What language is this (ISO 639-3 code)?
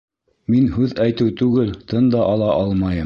bak